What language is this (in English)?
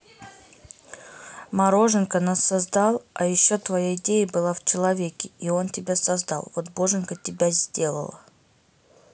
Russian